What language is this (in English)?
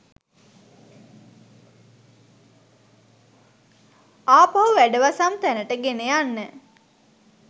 Sinhala